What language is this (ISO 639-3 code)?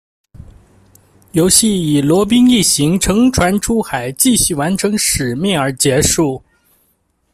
zho